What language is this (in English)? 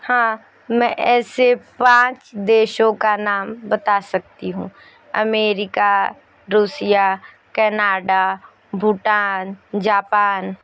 Hindi